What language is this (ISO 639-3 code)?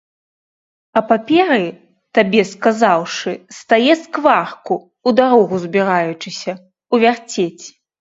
bel